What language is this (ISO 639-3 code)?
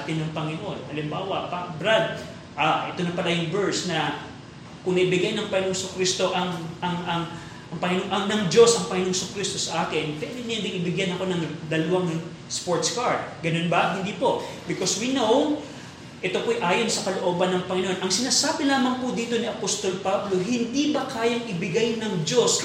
fil